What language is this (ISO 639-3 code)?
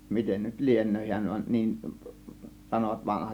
fin